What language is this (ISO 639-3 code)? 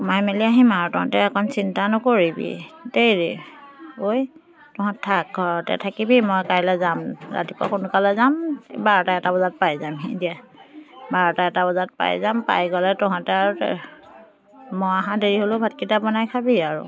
asm